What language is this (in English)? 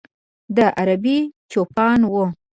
Pashto